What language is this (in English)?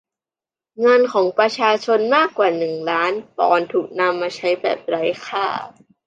Thai